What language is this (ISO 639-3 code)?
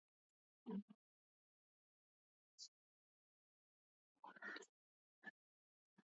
swa